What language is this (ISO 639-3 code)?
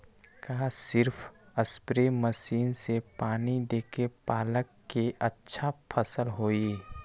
mag